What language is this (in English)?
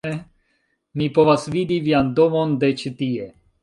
Esperanto